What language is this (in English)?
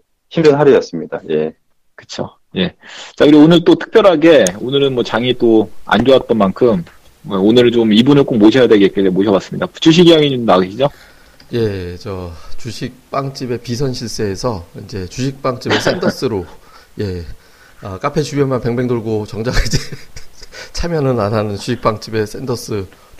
Korean